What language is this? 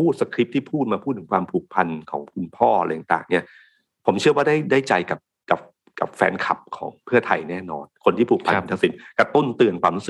Thai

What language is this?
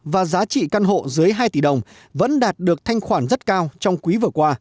Vietnamese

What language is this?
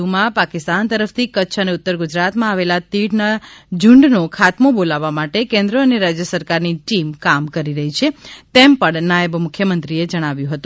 Gujarati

